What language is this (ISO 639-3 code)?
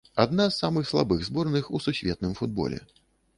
bel